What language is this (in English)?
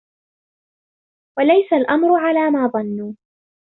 Arabic